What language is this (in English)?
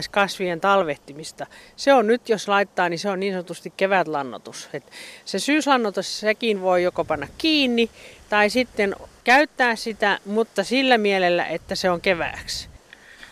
Finnish